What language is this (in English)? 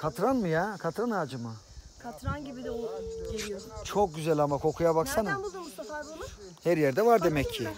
Turkish